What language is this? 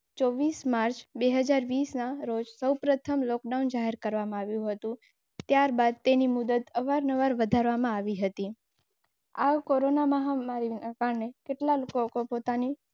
Gujarati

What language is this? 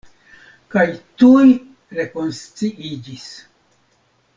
Esperanto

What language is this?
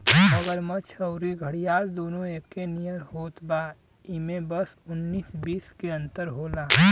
Bhojpuri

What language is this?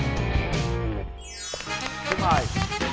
Vietnamese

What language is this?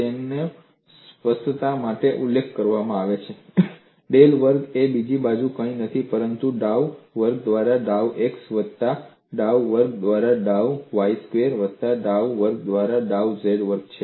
Gujarati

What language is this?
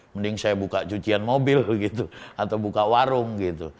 Indonesian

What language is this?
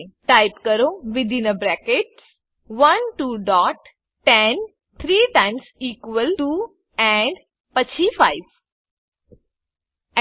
Gujarati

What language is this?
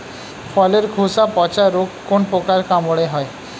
Bangla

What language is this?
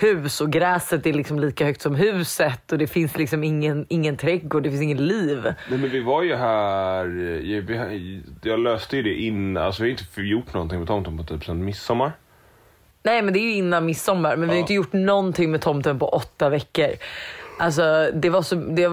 Swedish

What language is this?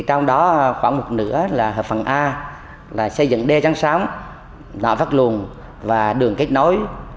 Vietnamese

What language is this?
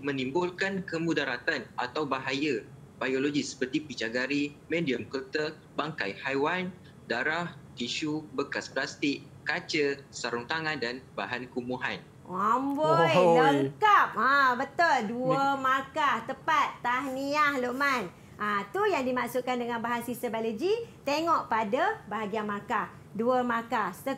Malay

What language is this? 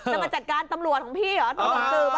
Thai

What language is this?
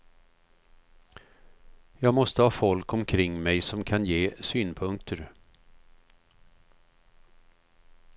Swedish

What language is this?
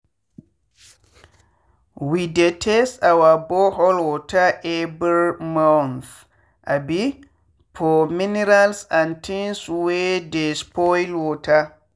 Nigerian Pidgin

